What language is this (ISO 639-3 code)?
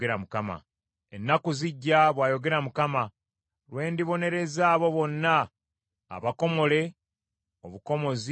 lug